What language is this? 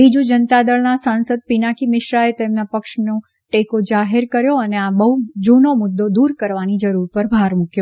Gujarati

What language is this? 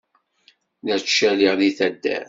Kabyle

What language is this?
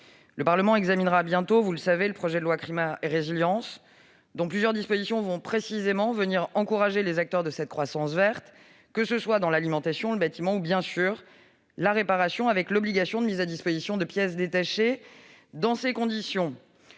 French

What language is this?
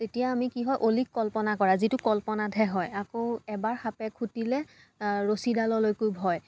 Assamese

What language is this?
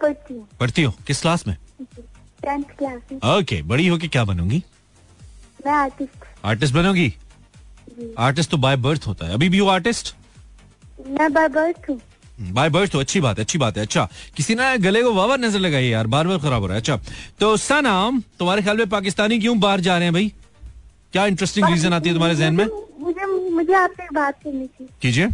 Hindi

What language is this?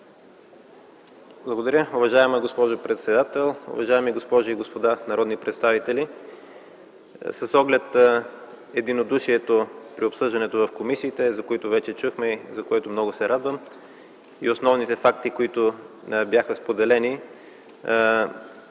Bulgarian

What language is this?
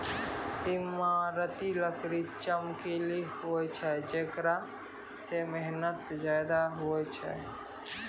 Maithili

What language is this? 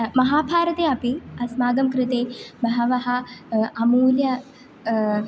Sanskrit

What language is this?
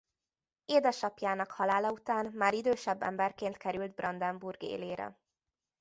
Hungarian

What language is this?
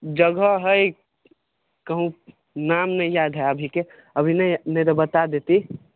Maithili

